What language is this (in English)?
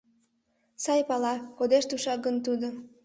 Mari